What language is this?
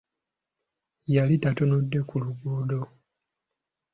Ganda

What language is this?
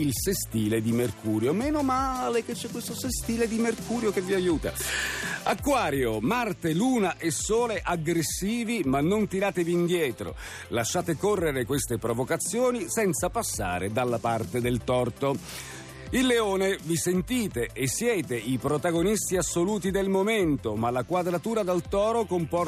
Italian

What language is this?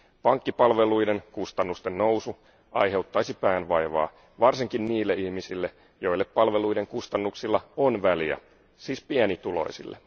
Finnish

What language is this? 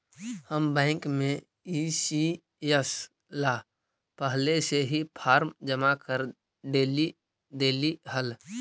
Magahi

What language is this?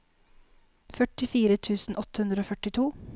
Norwegian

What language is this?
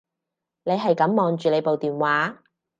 Cantonese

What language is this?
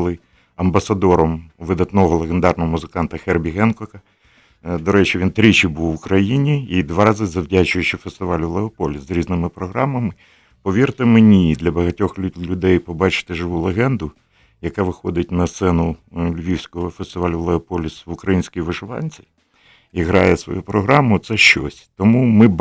Ukrainian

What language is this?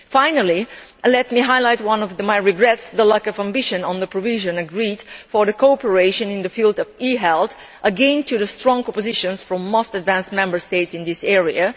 English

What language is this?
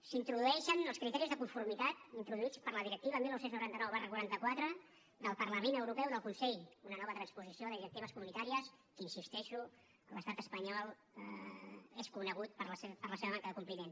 Catalan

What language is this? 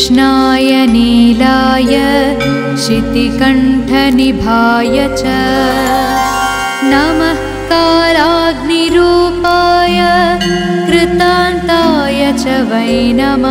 Telugu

